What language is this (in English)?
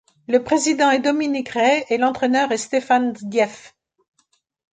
French